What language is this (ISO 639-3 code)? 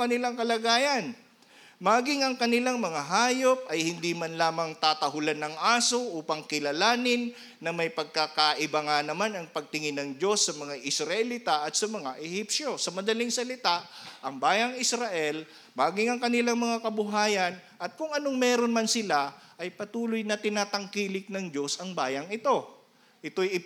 fil